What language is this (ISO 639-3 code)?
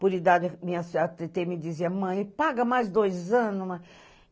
por